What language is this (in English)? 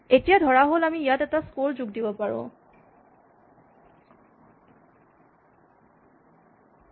Assamese